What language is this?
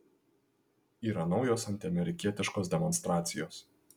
Lithuanian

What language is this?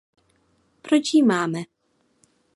Czech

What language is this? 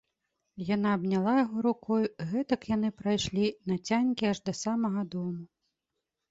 Belarusian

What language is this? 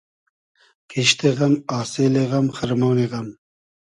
Hazaragi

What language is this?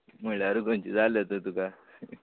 Konkani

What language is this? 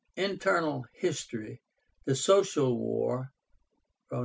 English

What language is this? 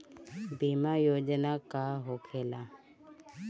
Bhojpuri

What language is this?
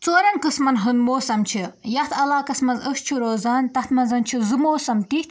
Kashmiri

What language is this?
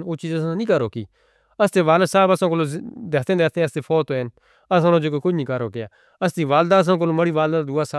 Northern Hindko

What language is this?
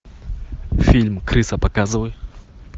Russian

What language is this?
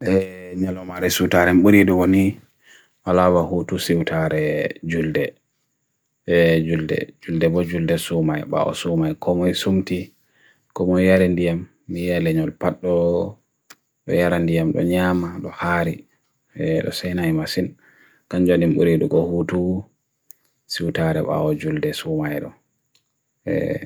Bagirmi Fulfulde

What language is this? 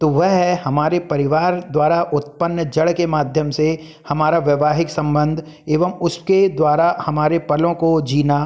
Hindi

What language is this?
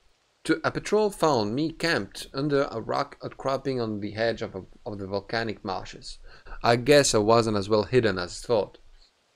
French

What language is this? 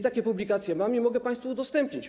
Polish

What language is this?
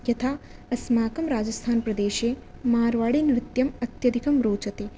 Sanskrit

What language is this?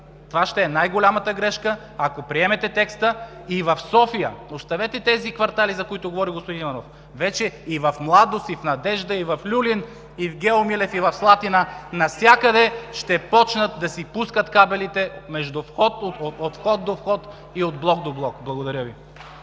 Bulgarian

